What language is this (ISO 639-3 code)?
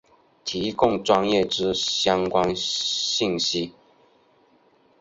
zho